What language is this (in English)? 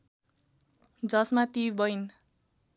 Nepali